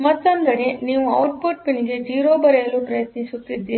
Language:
Kannada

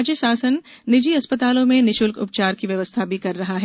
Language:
Hindi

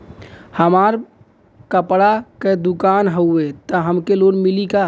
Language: Bhojpuri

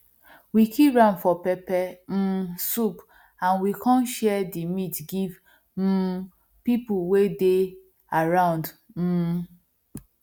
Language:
Nigerian Pidgin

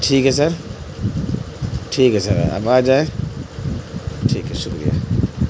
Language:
Urdu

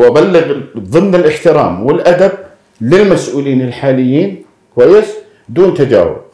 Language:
Arabic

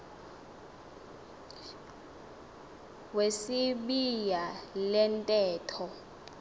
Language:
Xhosa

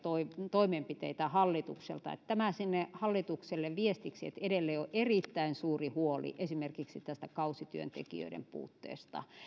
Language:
Finnish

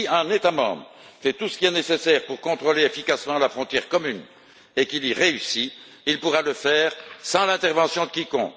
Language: French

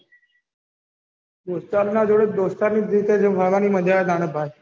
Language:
Gujarati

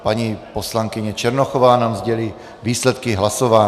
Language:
Czech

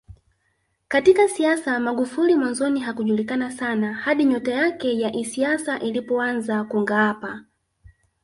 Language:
Swahili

